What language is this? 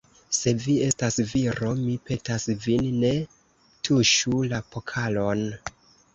Esperanto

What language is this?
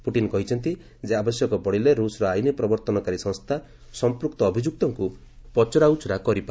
Odia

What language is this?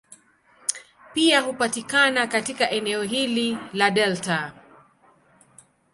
Swahili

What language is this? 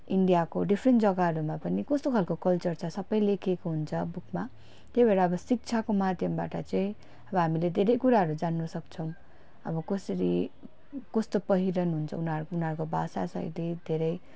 Nepali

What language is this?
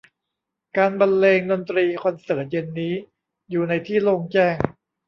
Thai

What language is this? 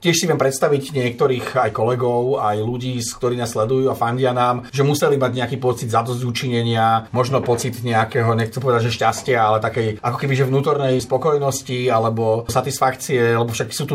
Slovak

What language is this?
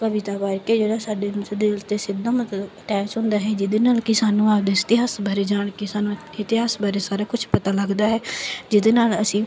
Punjabi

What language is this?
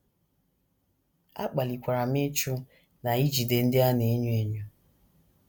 Igbo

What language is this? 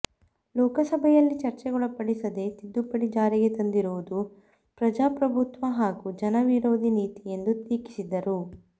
Kannada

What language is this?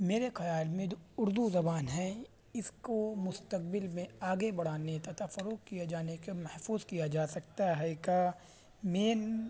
Urdu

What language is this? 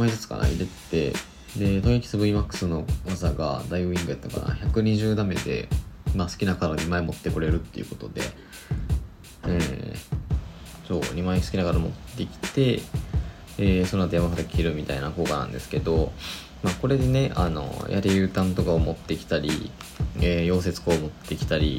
Japanese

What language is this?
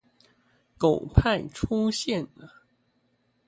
Chinese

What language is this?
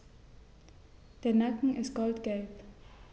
German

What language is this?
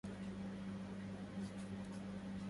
Arabic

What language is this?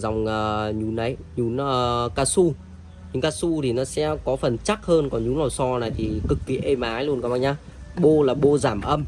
Vietnamese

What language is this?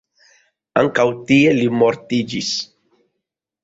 Esperanto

